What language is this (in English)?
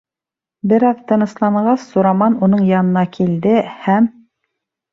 Bashkir